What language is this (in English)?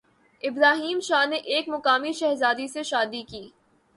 Urdu